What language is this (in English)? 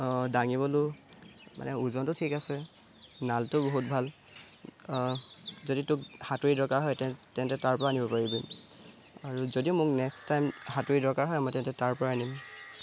Assamese